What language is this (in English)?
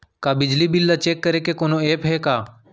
Chhattisgarhi